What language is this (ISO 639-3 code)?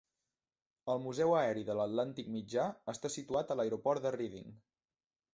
cat